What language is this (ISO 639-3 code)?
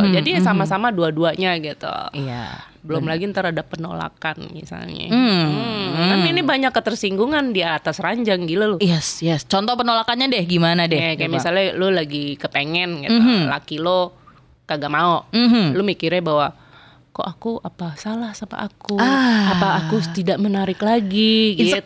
ind